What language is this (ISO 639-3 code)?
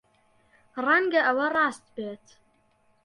ckb